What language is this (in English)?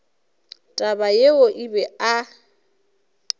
Northern Sotho